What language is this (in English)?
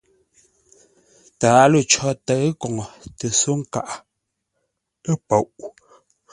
Ngombale